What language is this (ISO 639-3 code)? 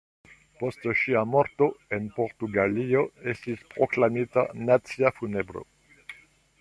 epo